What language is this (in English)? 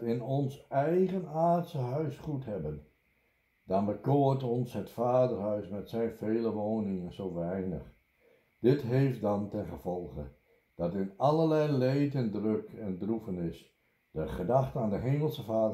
Dutch